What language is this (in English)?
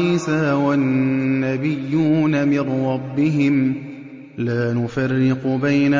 Arabic